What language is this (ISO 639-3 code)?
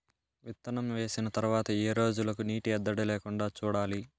tel